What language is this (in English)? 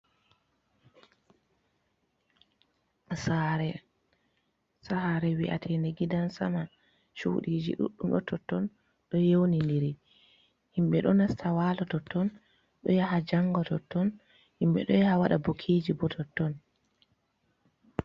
Fula